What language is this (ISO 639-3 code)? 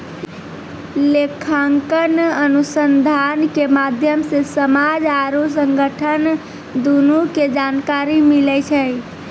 mai